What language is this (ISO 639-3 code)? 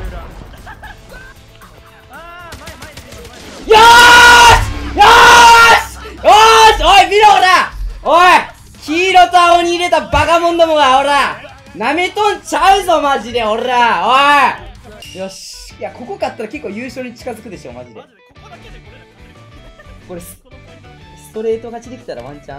jpn